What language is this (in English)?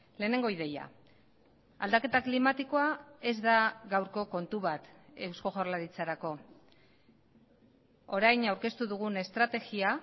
Basque